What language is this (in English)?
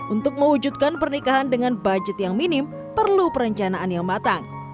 Indonesian